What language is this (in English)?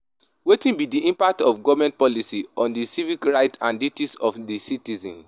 Nigerian Pidgin